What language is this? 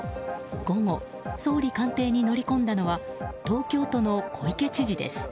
Japanese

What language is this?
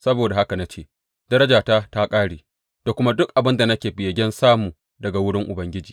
Hausa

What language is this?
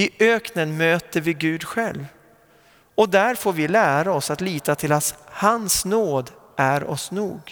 Swedish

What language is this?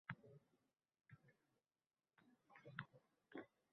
Uzbek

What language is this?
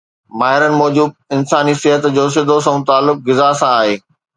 Sindhi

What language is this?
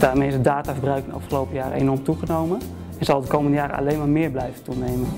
Dutch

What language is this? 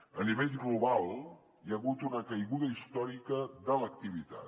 Catalan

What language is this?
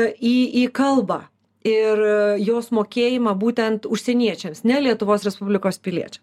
Lithuanian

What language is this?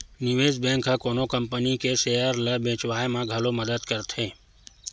Chhattisgarhi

